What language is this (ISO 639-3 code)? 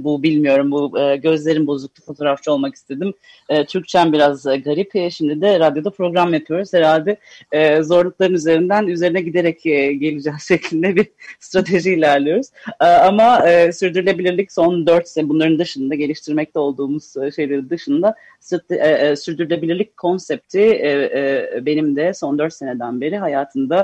tur